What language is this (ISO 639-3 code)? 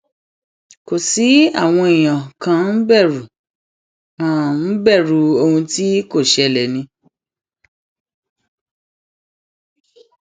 yor